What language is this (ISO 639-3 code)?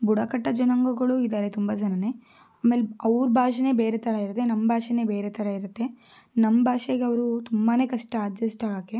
kan